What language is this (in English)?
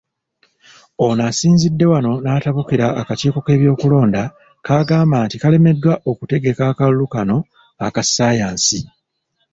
Ganda